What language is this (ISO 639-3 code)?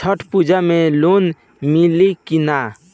bho